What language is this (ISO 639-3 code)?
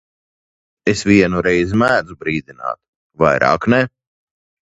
lav